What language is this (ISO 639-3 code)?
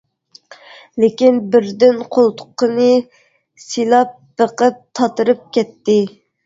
uig